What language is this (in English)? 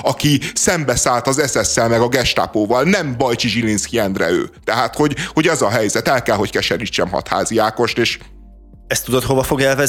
Hungarian